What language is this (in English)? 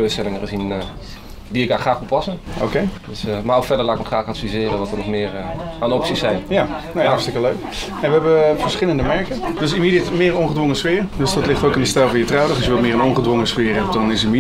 Dutch